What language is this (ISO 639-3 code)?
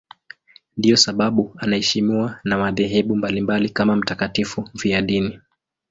swa